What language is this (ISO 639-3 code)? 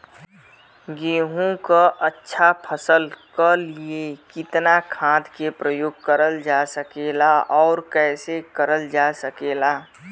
bho